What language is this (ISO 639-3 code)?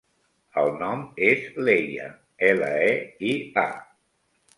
cat